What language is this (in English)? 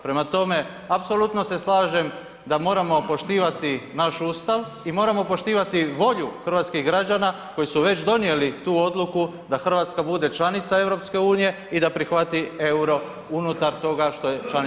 Croatian